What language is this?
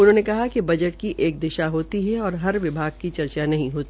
Hindi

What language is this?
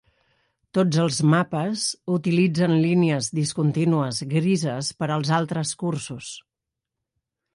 Catalan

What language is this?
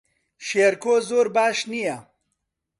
Central Kurdish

